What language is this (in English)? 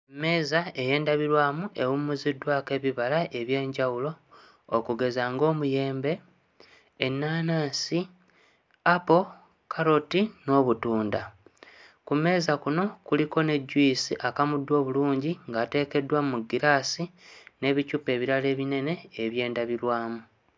Ganda